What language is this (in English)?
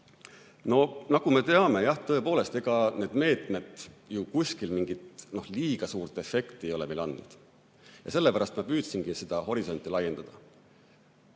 Estonian